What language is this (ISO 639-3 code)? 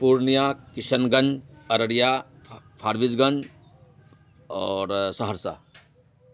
urd